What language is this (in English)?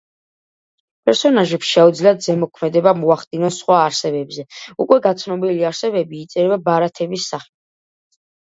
Georgian